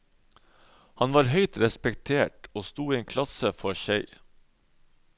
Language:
Norwegian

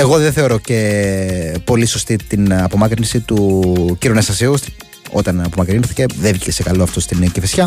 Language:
Greek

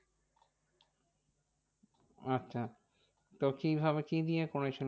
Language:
Bangla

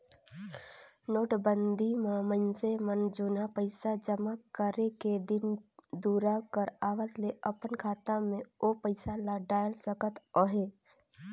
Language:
Chhattisgarhi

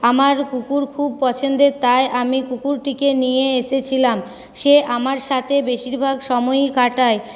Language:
Bangla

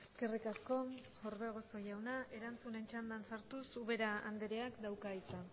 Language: Basque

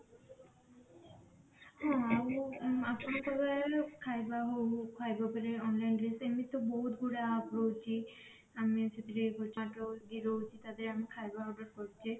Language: Odia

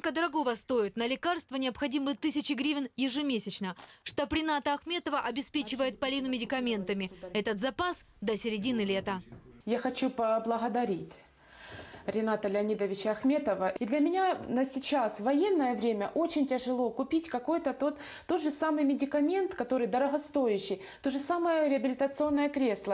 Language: Russian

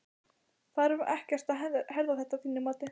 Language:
Icelandic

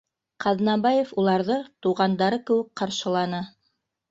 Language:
Bashkir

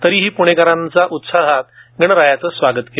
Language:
Marathi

